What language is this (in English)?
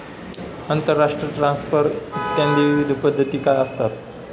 Marathi